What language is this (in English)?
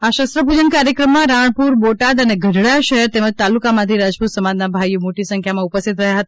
Gujarati